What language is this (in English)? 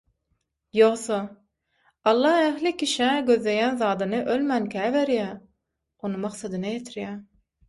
Turkmen